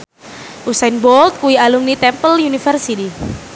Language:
Javanese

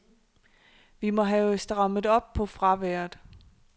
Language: Danish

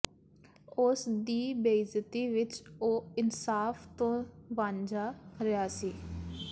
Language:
Punjabi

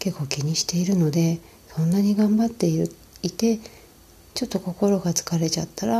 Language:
Japanese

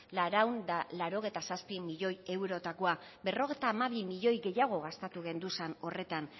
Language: Basque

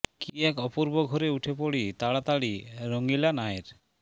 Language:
Bangla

